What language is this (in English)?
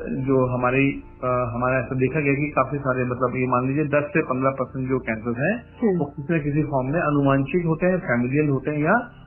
Hindi